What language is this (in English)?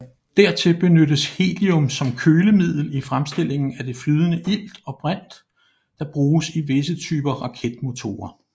Danish